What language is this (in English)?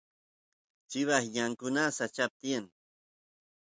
Santiago del Estero Quichua